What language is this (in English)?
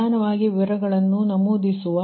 Kannada